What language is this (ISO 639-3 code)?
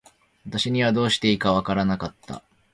jpn